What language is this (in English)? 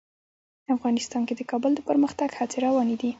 Pashto